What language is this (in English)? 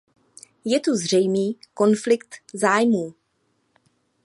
Czech